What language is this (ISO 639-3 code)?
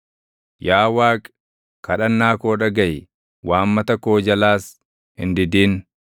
orm